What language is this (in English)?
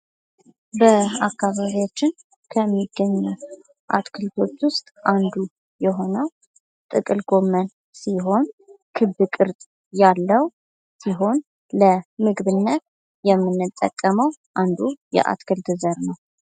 Amharic